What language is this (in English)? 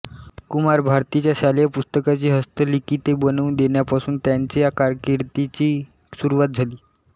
Marathi